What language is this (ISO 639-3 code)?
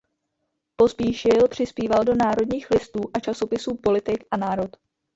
ces